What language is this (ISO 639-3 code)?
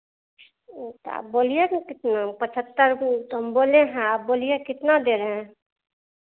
hin